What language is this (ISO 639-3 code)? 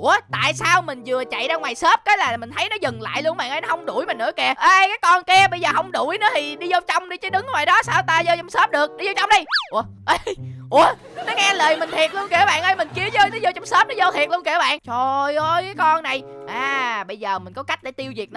vie